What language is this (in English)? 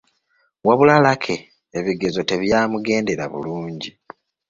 Ganda